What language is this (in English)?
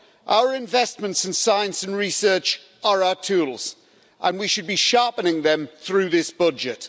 English